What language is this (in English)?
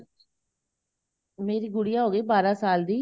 Punjabi